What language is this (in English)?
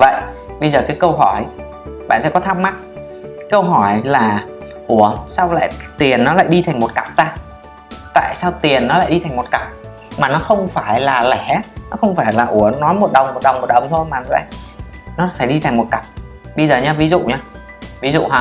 Vietnamese